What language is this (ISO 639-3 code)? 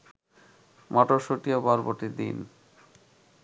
ben